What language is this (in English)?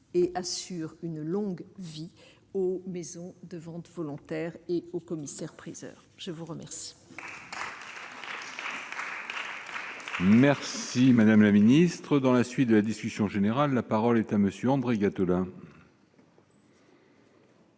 French